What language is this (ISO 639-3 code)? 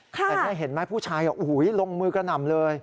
tha